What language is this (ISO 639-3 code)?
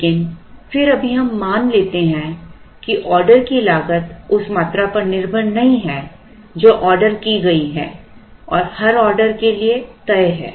hin